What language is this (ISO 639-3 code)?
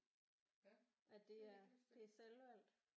dan